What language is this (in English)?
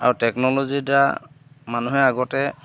Assamese